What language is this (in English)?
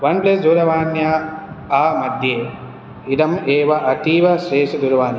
Sanskrit